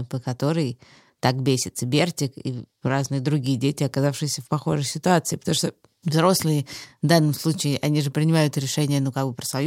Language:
Russian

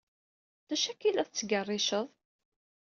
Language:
Kabyle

